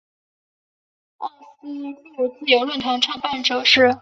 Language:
Chinese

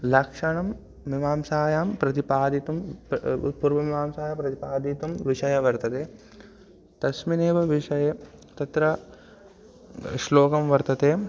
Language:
Sanskrit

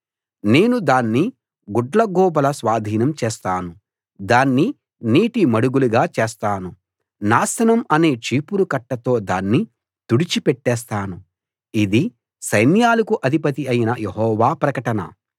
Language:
Telugu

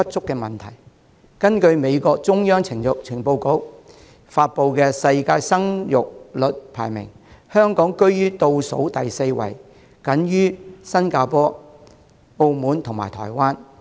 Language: Cantonese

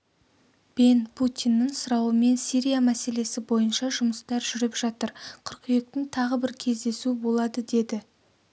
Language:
Kazakh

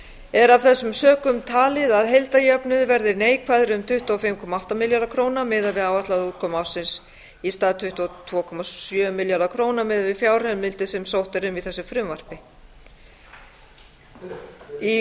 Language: Icelandic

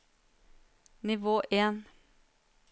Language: Norwegian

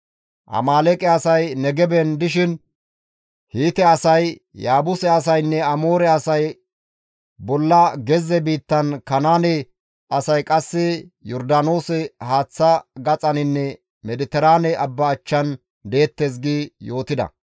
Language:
Gamo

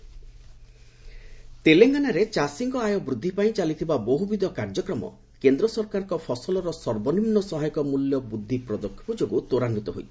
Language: Odia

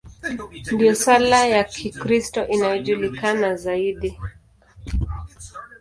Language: Swahili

